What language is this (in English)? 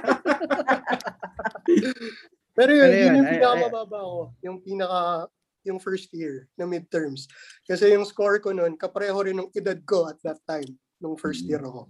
Filipino